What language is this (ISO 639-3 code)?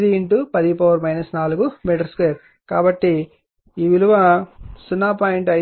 tel